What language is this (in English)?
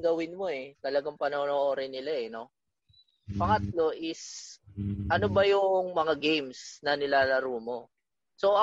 Filipino